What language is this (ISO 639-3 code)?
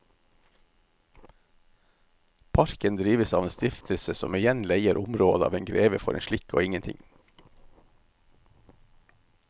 nor